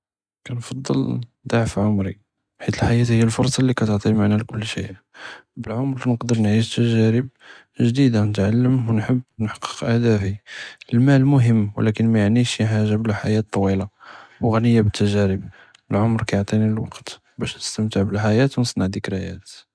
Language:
Judeo-Arabic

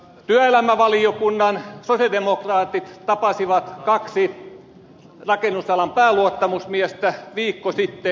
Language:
Finnish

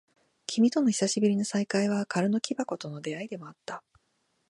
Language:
Japanese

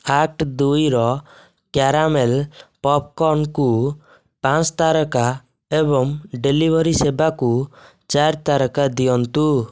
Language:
Odia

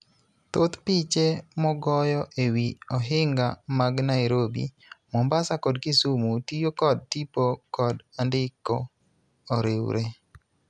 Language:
Luo (Kenya and Tanzania)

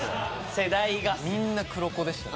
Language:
Japanese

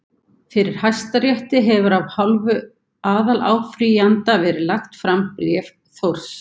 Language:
Icelandic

